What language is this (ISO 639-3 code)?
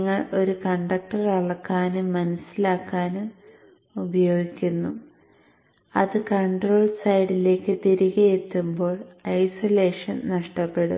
mal